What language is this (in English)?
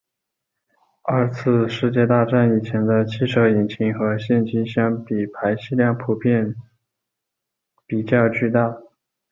Chinese